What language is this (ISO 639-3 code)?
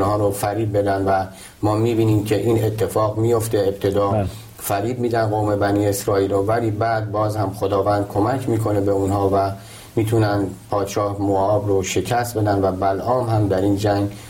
fas